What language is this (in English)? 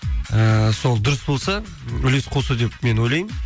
Kazakh